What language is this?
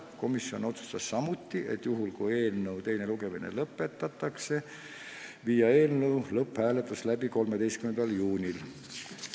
Estonian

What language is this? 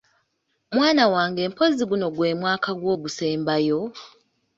Ganda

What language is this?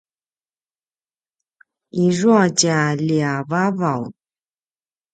Paiwan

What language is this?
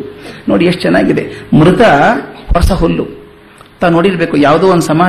Kannada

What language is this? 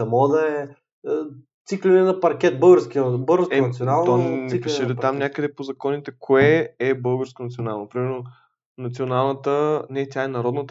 Bulgarian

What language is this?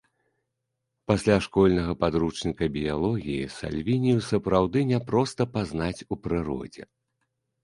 Belarusian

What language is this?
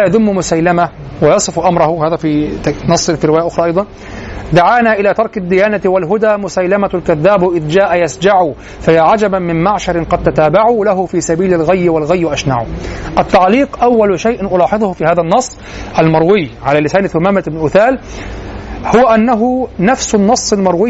Arabic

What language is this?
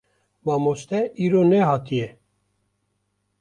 Kurdish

